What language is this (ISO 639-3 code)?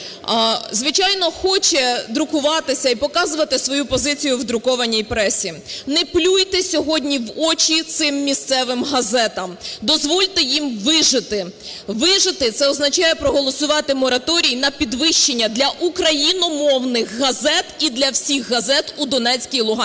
ukr